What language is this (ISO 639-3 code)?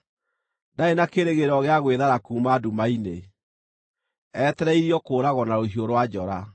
kik